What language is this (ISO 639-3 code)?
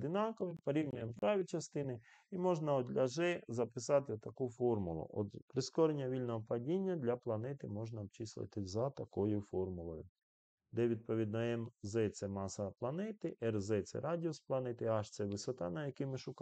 ukr